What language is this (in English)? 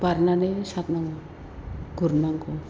Bodo